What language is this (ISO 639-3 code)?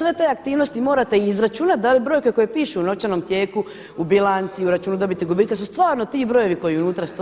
hrv